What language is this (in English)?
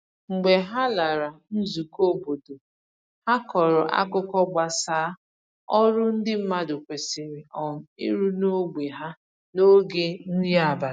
Igbo